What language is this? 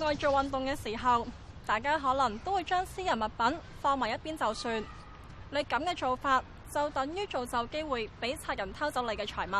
Chinese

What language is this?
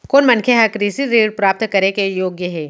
Chhattisgarhi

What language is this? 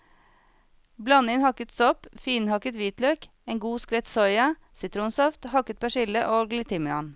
Norwegian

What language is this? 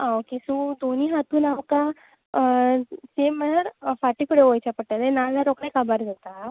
Konkani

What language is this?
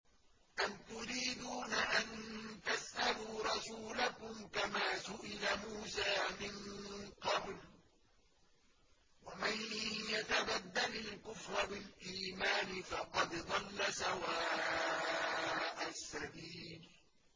Arabic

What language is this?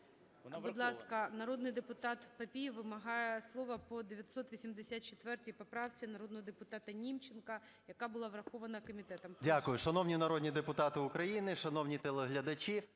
Ukrainian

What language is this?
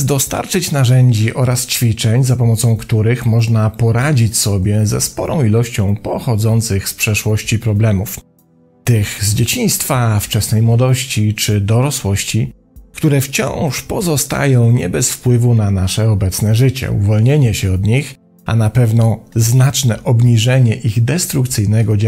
Polish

